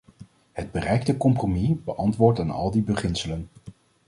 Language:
Dutch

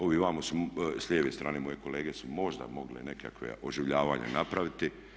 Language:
Croatian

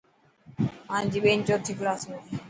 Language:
Dhatki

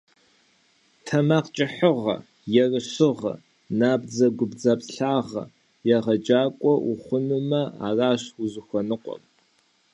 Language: Kabardian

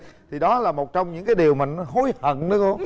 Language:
Vietnamese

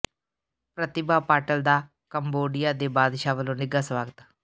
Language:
Punjabi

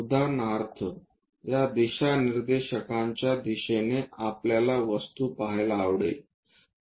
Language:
Marathi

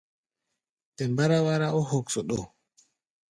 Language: Gbaya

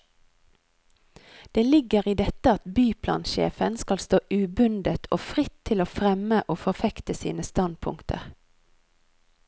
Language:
Norwegian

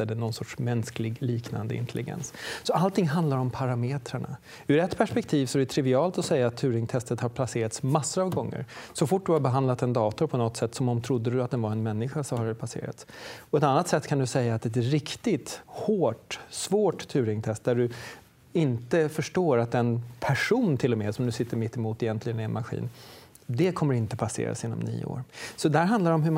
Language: Swedish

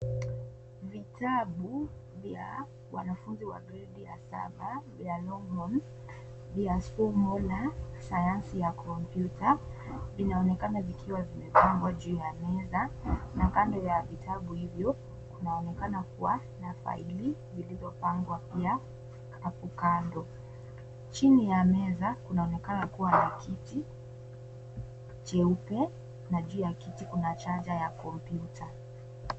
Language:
Swahili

